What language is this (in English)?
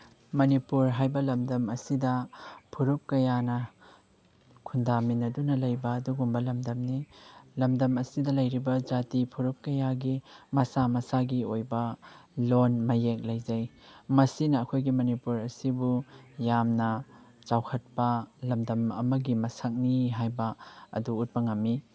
Manipuri